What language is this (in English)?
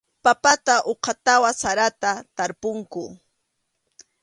Arequipa-La Unión Quechua